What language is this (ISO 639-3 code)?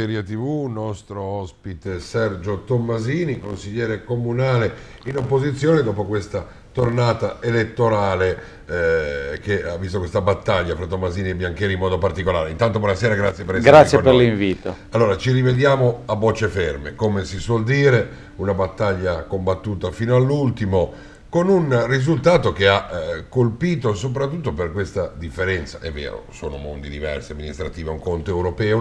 ita